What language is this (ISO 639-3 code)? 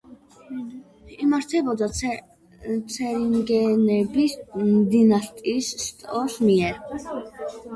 kat